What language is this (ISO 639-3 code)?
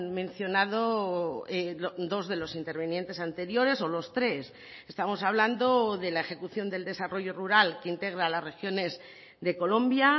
spa